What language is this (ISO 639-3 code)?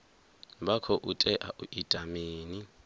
ven